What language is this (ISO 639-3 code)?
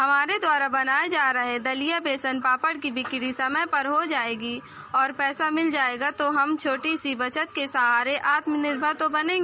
hin